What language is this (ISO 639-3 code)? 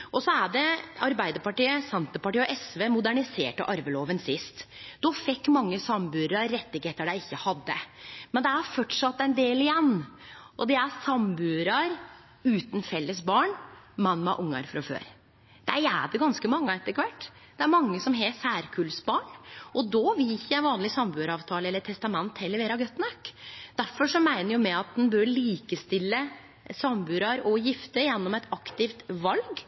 nno